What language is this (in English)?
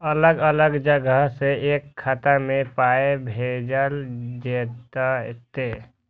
Maithili